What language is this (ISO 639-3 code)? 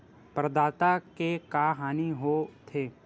hne